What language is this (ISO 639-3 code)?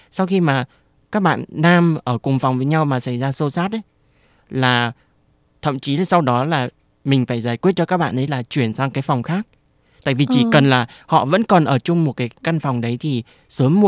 vie